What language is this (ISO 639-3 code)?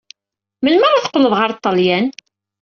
kab